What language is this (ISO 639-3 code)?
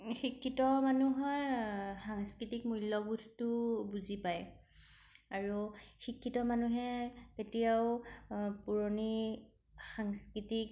asm